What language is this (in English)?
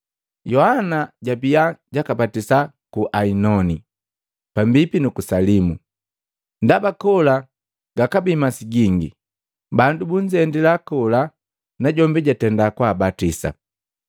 Matengo